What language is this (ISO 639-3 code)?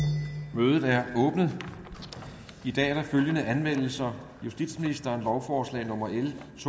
dan